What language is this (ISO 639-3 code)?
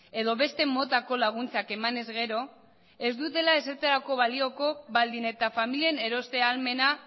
eus